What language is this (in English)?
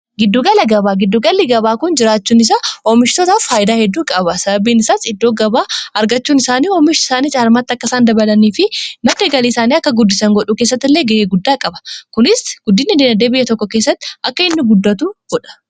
Oromo